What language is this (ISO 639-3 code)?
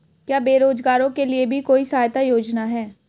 hin